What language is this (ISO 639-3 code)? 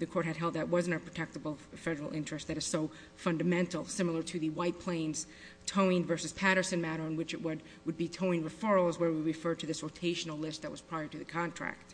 eng